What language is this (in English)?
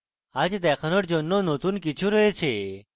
Bangla